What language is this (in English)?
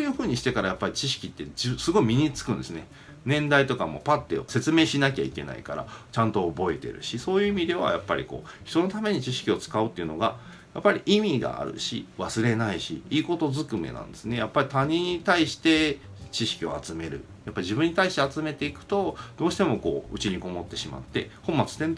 Japanese